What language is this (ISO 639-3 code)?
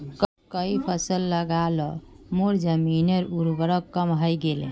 mag